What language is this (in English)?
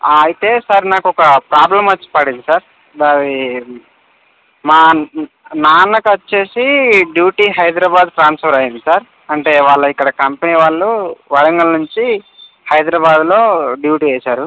Telugu